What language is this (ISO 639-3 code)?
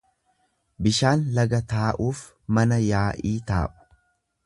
orm